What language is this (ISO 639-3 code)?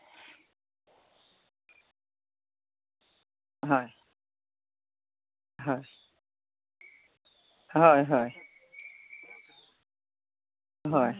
asm